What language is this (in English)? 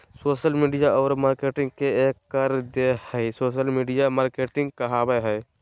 Magahi